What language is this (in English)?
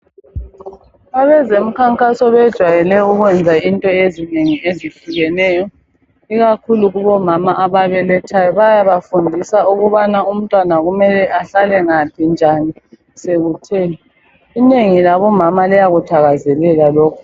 North Ndebele